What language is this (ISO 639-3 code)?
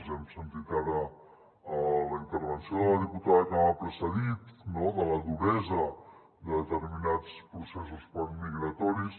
cat